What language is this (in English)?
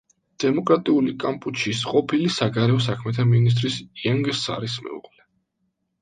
Georgian